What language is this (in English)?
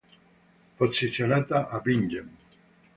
Italian